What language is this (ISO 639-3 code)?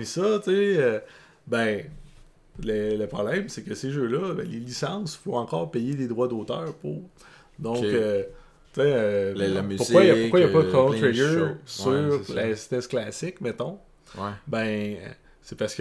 fra